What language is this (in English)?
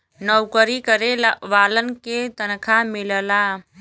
Bhojpuri